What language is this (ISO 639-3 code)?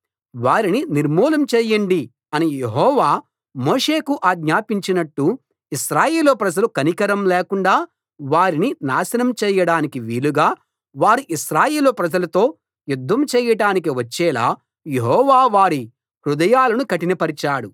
tel